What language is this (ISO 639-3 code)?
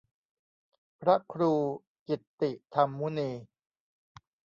tha